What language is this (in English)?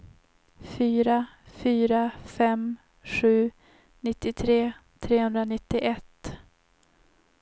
Swedish